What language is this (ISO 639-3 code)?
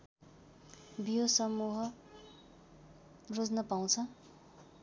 nep